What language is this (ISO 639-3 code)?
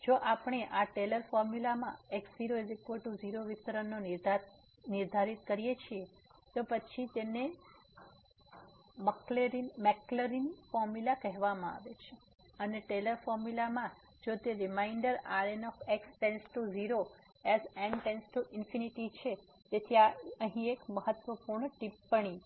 guj